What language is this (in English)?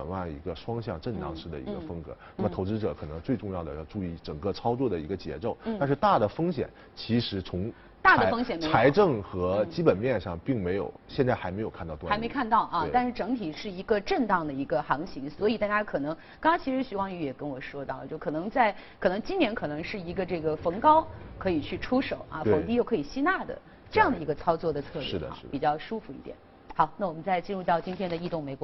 Chinese